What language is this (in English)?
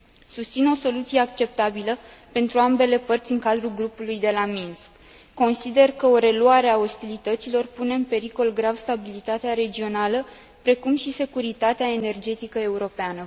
Romanian